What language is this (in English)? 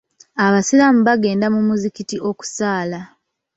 Ganda